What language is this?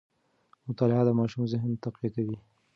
Pashto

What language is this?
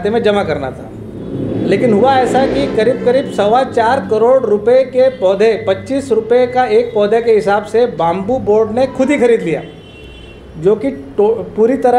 Hindi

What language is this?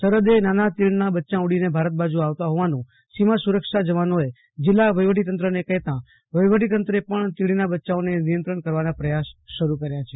Gujarati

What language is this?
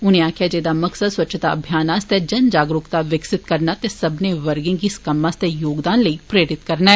Dogri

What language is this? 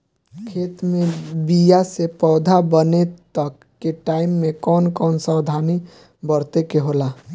Bhojpuri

